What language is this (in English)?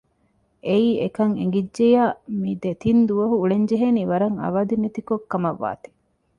Divehi